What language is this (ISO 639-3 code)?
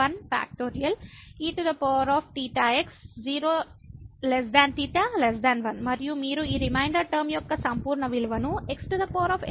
tel